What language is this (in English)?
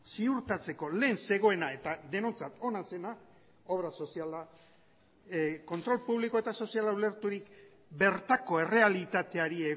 Basque